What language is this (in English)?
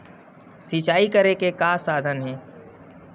Chhattisgarhi